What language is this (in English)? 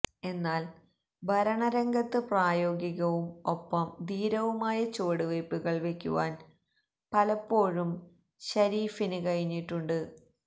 Malayalam